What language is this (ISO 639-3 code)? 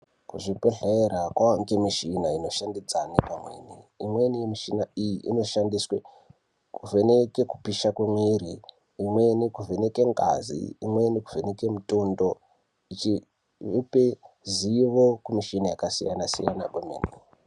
ndc